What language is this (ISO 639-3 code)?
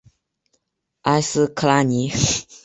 zho